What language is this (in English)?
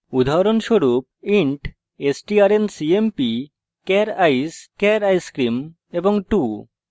Bangla